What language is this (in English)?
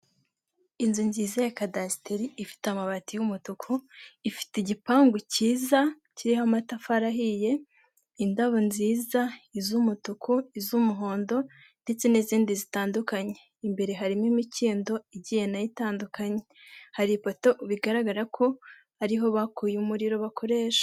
Kinyarwanda